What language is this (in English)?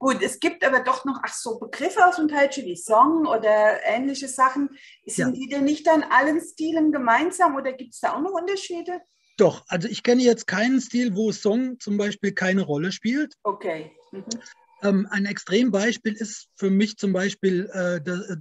German